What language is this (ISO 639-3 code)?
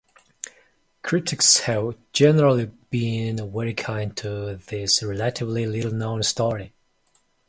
eng